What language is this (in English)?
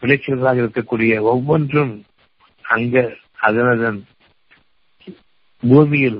Tamil